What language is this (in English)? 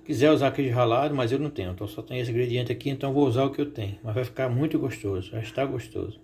Portuguese